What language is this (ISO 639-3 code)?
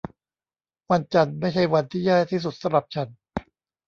tha